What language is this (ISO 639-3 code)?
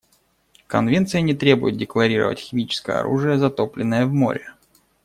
rus